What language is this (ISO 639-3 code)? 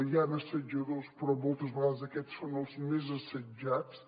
cat